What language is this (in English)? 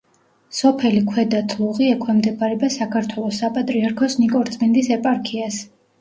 Georgian